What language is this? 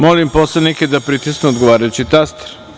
Serbian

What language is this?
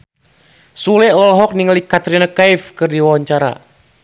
Sundanese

